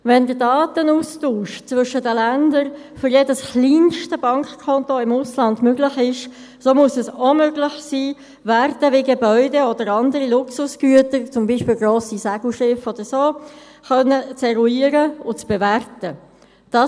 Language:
Swiss German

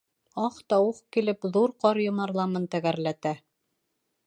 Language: Bashkir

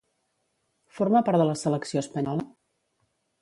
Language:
Catalan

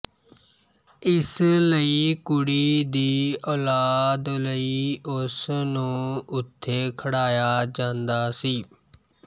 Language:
Punjabi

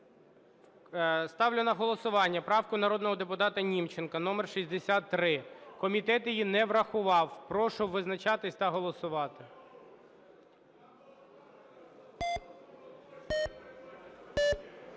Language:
Ukrainian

